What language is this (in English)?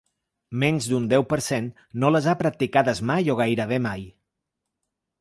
Catalan